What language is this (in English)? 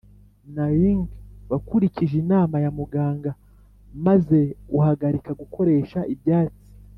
Kinyarwanda